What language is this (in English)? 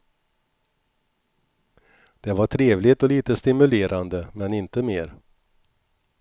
Swedish